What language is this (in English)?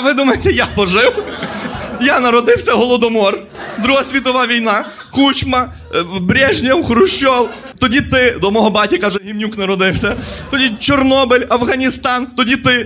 Ukrainian